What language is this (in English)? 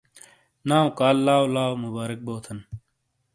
Shina